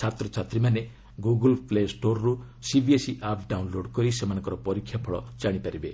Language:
Odia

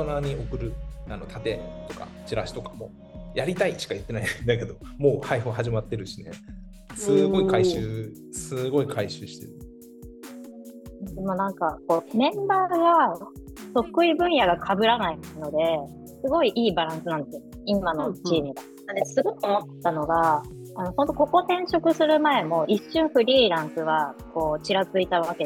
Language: Japanese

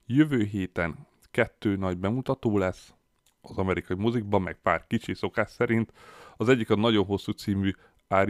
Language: Hungarian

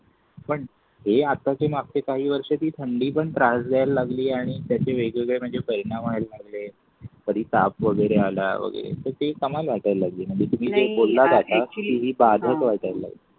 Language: Marathi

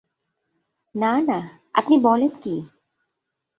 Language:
Bangla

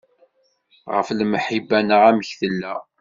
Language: Kabyle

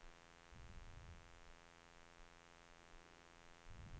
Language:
Swedish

